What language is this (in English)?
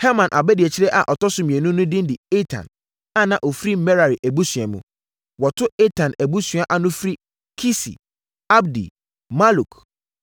Akan